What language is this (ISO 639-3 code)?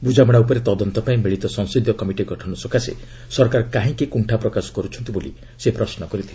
ori